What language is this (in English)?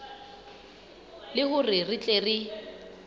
Southern Sotho